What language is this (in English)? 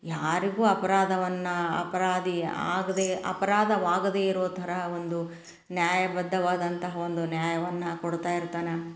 Kannada